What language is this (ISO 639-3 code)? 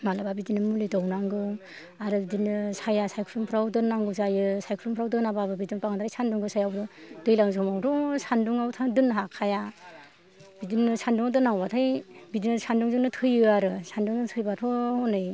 brx